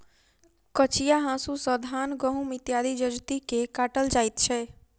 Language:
Maithili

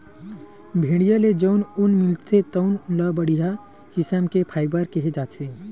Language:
Chhattisgarhi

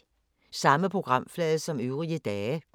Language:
Danish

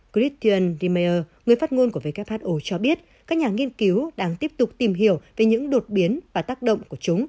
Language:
Vietnamese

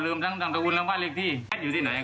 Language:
Thai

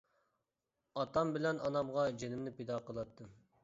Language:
Uyghur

